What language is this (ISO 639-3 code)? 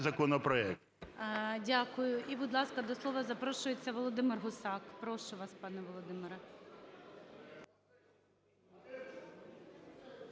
ukr